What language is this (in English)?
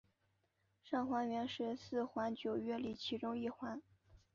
Chinese